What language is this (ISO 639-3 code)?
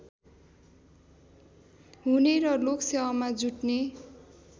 nep